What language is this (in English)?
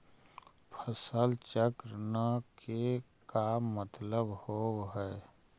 Magahi